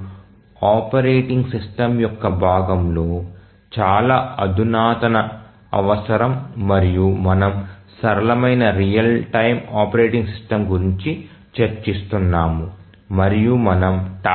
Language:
Telugu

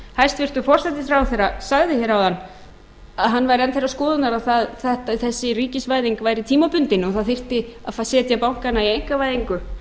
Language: Icelandic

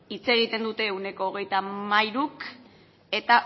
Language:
Basque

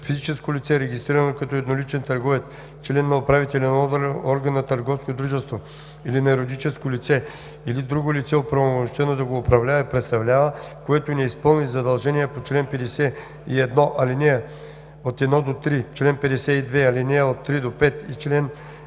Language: Bulgarian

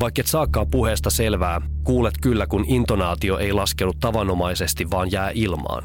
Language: Finnish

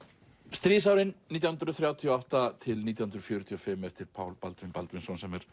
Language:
Icelandic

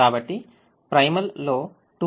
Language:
Telugu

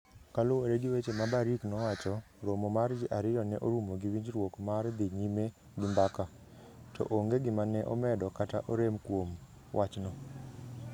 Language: Luo (Kenya and Tanzania)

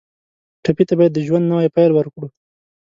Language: Pashto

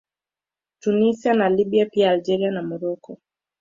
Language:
Swahili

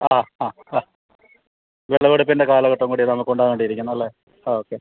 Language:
Malayalam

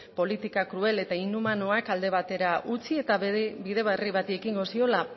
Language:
Basque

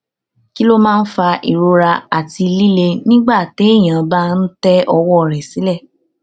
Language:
Yoruba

